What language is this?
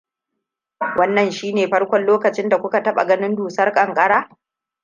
Hausa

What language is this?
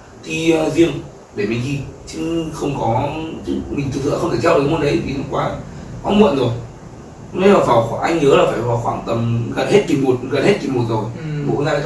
Vietnamese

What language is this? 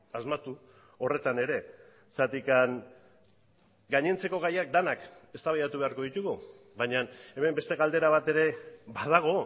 Basque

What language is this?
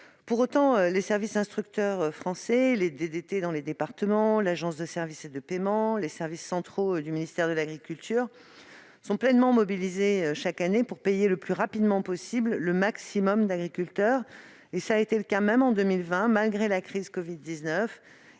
French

